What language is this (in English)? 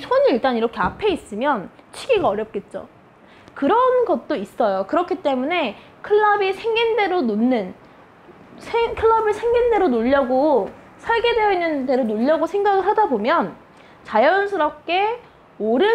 Korean